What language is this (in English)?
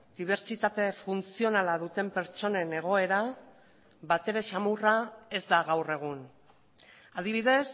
Basque